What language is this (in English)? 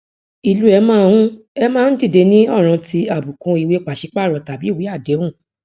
Yoruba